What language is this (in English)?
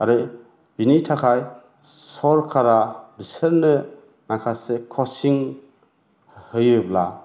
Bodo